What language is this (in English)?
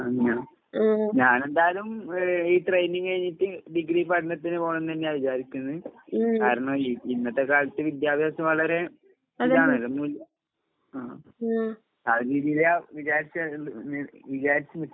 Malayalam